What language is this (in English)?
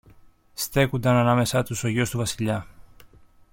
Greek